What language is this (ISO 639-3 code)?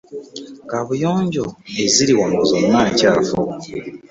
lug